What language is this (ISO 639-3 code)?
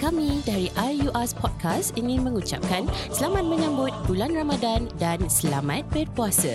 msa